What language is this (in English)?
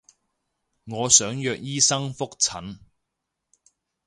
Cantonese